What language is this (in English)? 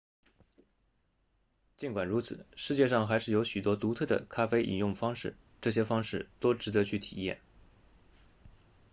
Chinese